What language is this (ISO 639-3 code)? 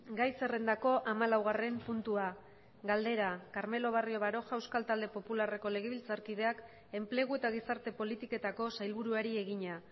eus